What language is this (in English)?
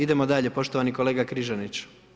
Croatian